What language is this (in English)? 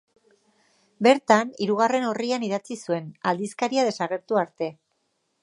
Basque